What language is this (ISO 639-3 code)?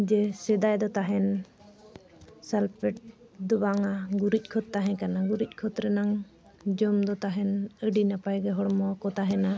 sat